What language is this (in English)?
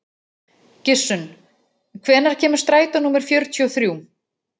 Icelandic